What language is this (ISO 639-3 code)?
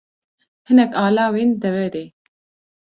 kur